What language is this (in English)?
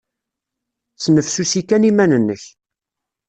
Kabyle